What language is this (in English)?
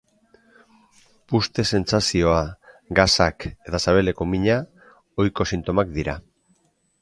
Basque